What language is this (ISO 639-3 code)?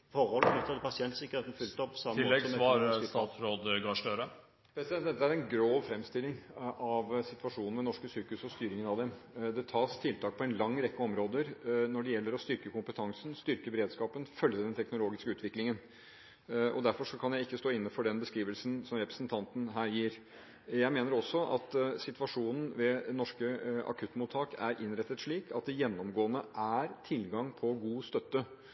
nob